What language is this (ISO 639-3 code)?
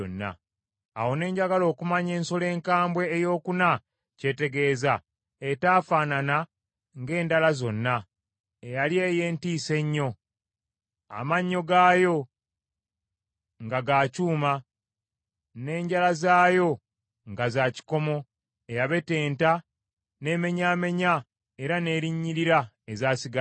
lug